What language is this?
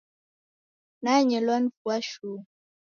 Taita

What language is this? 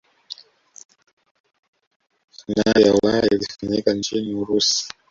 Swahili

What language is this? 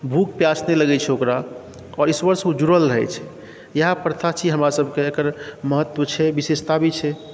Maithili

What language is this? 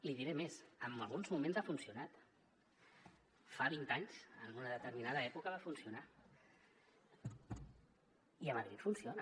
Catalan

